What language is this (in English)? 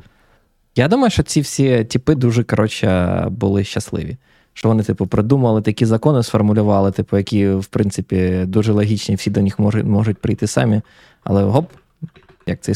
Ukrainian